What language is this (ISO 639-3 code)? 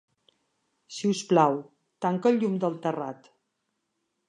cat